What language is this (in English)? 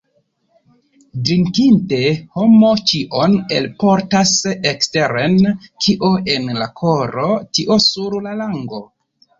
Esperanto